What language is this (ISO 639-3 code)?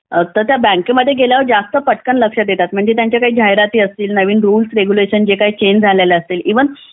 mar